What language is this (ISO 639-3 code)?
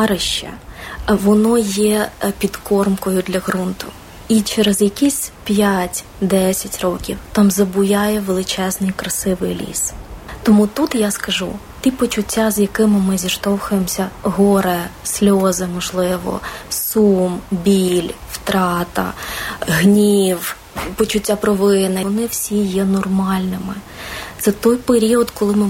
ukr